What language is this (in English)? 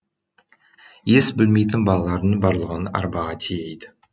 Kazakh